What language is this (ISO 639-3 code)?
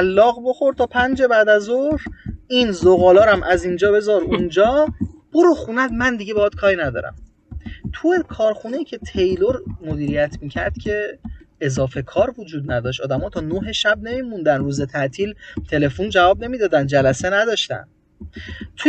fas